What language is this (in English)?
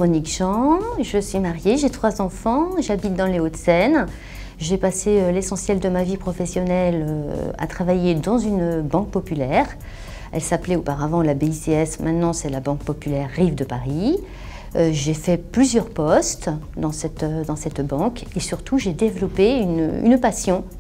French